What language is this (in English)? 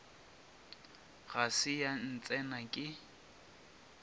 Northern Sotho